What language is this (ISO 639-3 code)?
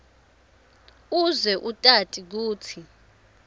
ssw